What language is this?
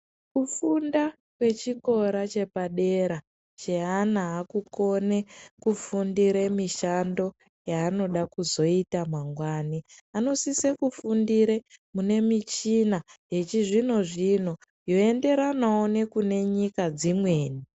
Ndau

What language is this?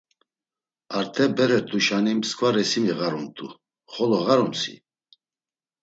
Laz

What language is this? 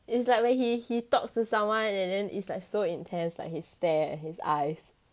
English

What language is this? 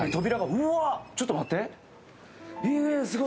Japanese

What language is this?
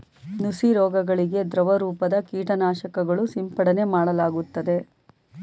Kannada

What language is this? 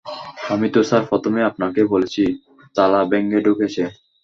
Bangla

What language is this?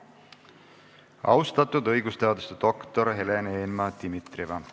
Estonian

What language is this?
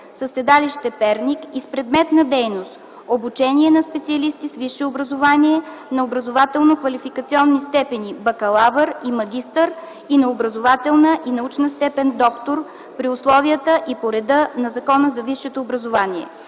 Bulgarian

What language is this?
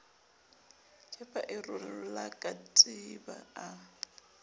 Southern Sotho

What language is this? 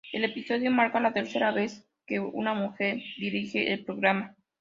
Spanish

